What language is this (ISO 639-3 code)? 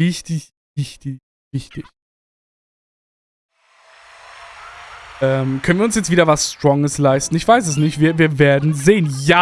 deu